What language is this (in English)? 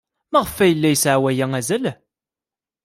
Kabyle